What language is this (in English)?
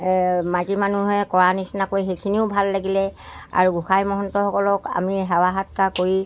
Assamese